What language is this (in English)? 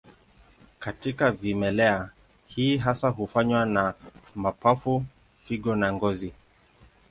Swahili